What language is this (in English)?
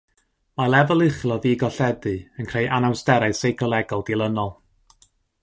Welsh